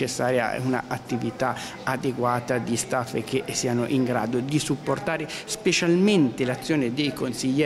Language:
Italian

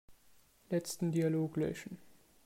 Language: German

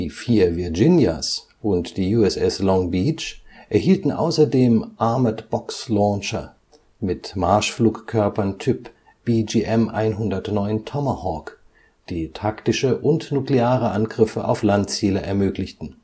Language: German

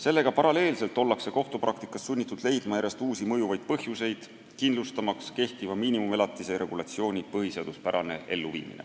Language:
Estonian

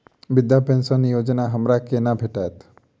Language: Maithili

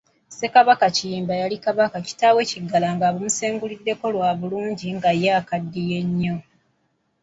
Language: Ganda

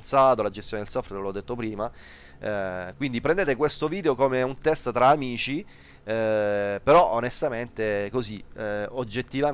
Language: Italian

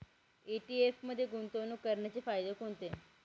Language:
Marathi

